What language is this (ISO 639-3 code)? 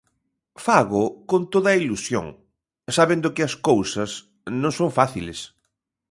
glg